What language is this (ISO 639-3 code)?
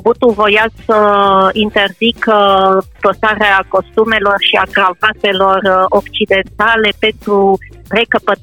ron